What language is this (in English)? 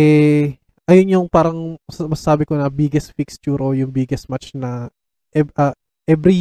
Filipino